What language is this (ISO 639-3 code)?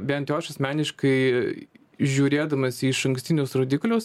lit